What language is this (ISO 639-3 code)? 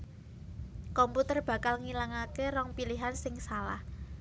jav